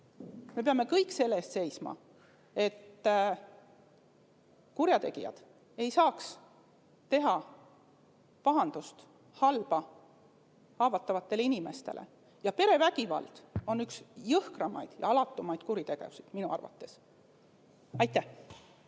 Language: Estonian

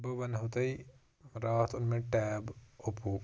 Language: Kashmiri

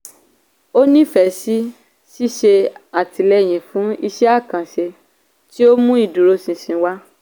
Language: Yoruba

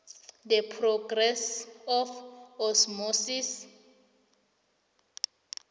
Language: South Ndebele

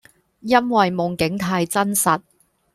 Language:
Cantonese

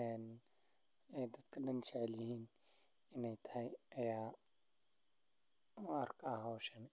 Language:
Somali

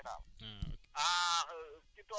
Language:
Wolof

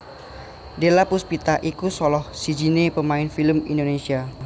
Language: Javanese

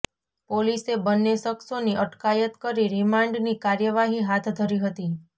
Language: Gujarati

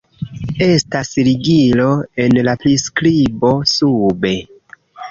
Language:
Esperanto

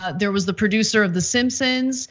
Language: English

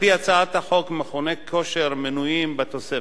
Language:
Hebrew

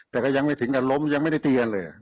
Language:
Thai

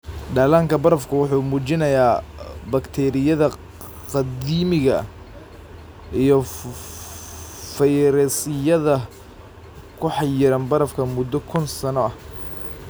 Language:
Somali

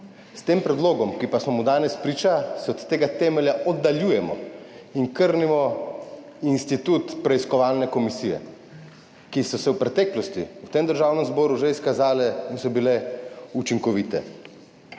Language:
Slovenian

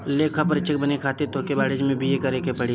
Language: Bhojpuri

